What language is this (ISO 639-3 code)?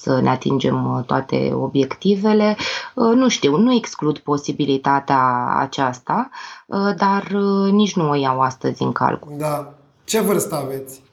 ron